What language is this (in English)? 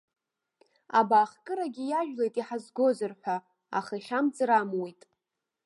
Abkhazian